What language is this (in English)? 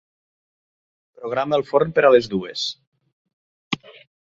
Catalan